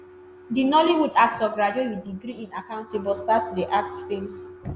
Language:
Nigerian Pidgin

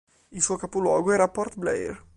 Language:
Italian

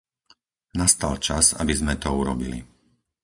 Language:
Slovak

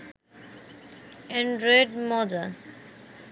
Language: Bangla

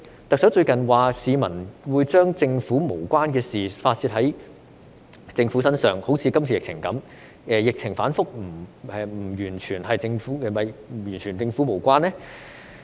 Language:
Cantonese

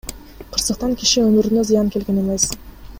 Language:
Kyrgyz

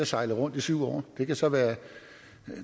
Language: Danish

